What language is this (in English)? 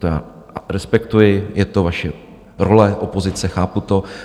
Czech